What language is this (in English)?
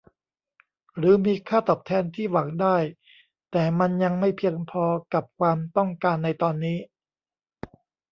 Thai